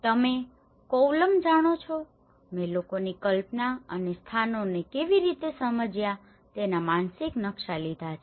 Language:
Gujarati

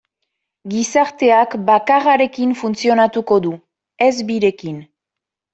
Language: Basque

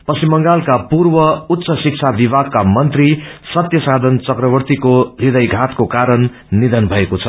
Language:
Nepali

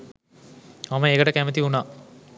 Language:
Sinhala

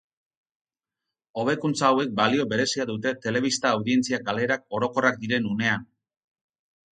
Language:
Basque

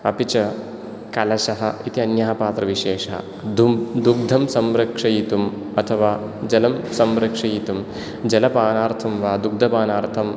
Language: Sanskrit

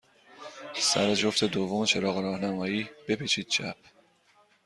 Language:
Persian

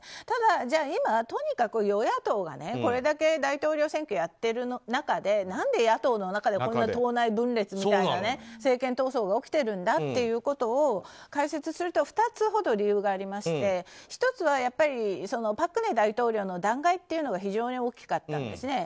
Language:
Japanese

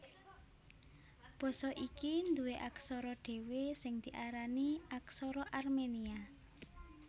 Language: Javanese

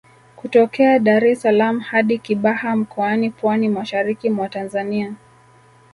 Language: Swahili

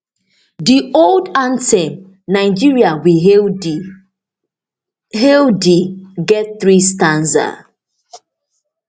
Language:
Nigerian Pidgin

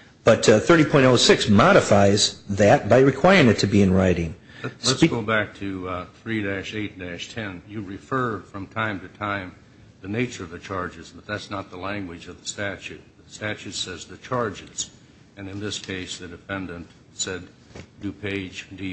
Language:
English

